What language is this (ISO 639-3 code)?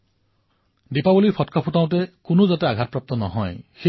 asm